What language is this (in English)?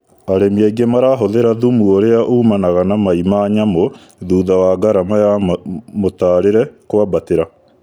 Kikuyu